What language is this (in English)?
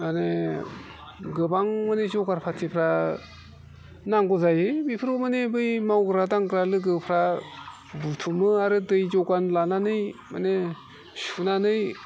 Bodo